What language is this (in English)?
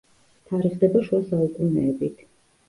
Georgian